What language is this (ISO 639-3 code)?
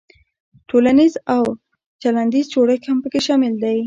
pus